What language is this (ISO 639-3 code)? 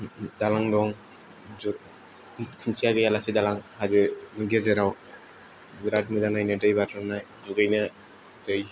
brx